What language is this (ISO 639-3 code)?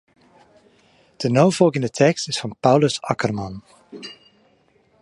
fry